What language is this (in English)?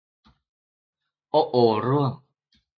Thai